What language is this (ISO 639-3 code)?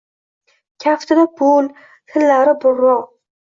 uzb